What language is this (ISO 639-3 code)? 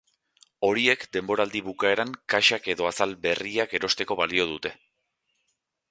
eus